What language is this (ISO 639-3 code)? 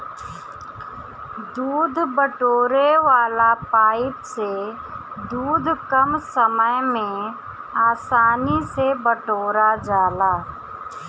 bho